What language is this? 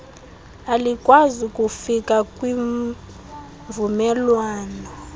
Xhosa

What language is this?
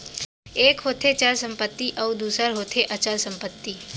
Chhattisgarhi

